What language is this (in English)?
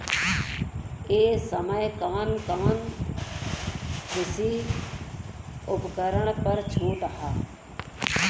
Bhojpuri